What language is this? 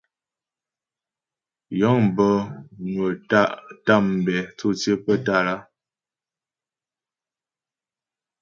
Ghomala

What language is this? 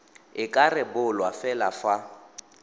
Tswana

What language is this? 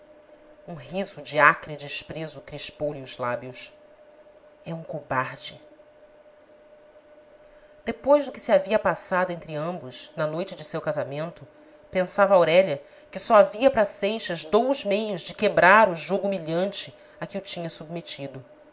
Portuguese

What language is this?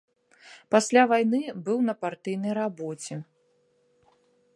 Belarusian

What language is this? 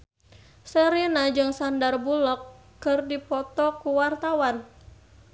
Sundanese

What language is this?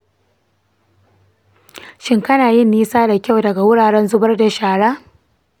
Hausa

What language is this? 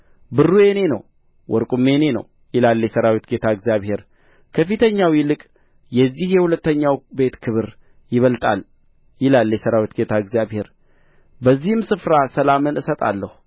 Amharic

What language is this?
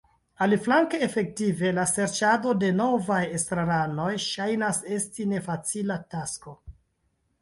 Esperanto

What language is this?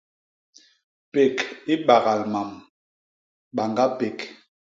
Basaa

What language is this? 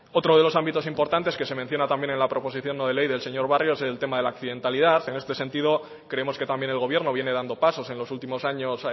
Spanish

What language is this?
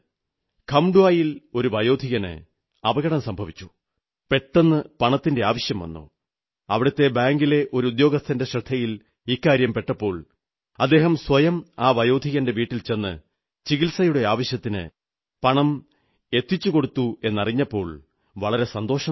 Malayalam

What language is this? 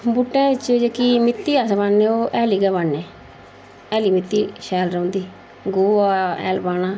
Dogri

